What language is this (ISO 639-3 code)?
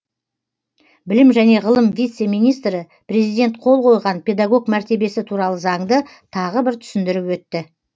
kaz